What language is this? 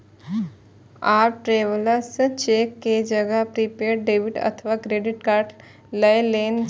Maithili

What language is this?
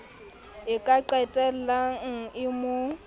Southern Sotho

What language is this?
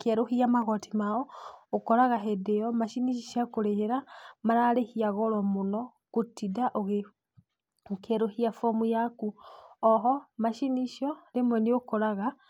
Kikuyu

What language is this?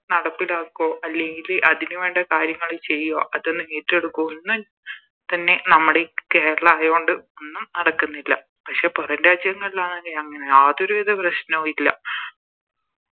Malayalam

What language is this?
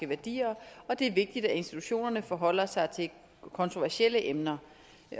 Danish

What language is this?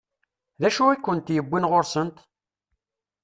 Kabyle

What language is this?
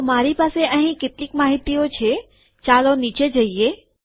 Gujarati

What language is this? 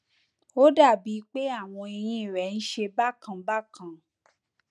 Yoruba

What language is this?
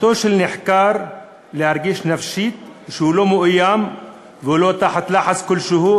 Hebrew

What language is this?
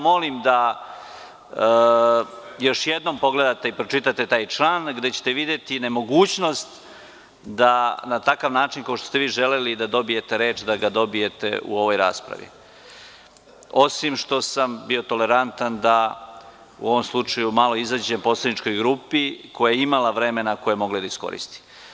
Serbian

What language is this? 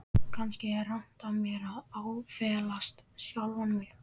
Icelandic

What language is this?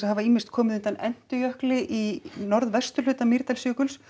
Icelandic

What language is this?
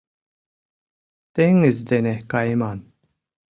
Mari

